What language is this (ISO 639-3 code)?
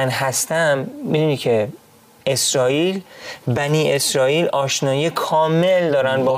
fas